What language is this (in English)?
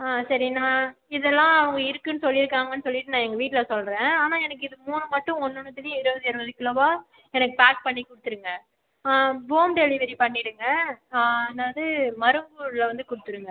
Tamil